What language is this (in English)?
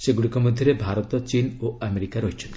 Odia